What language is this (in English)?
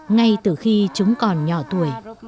Vietnamese